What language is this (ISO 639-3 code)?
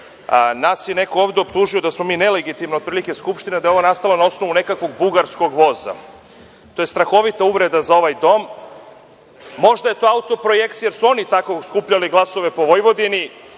srp